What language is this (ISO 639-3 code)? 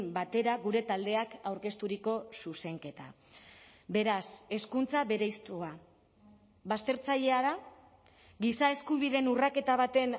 eus